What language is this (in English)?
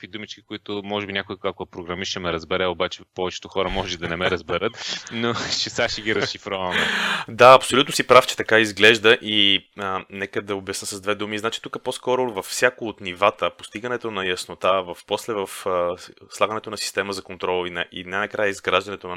Bulgarian